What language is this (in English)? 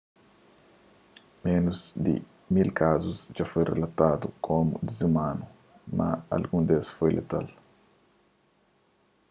Kabuverdianu